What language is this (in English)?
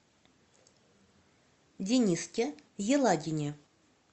Russian